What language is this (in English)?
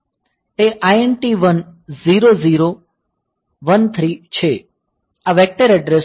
Gujarati